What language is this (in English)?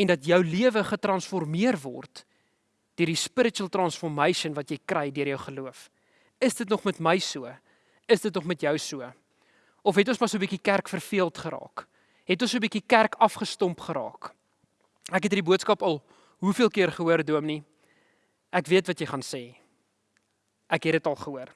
Dutch